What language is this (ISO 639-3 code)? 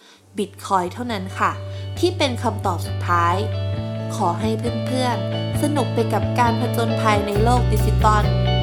tha